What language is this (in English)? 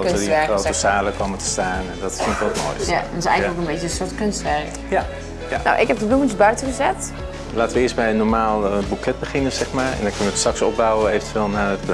Dutch